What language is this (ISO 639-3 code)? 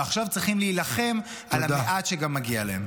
heb